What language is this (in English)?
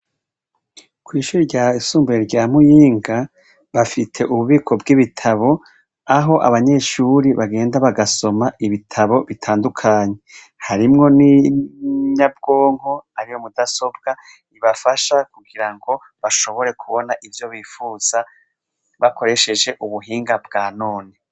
Rundi